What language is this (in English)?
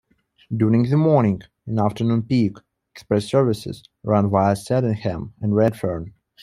English